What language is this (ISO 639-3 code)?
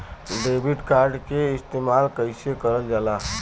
bho